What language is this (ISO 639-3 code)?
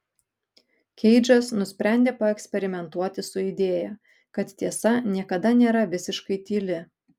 lit